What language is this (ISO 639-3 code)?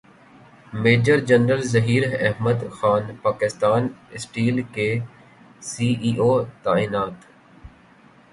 urd